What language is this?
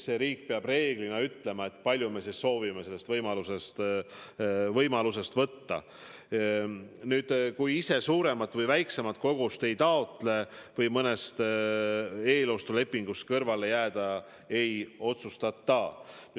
Estonian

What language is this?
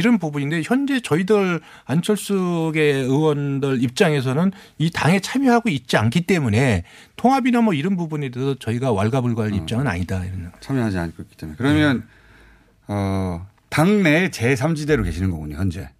Korean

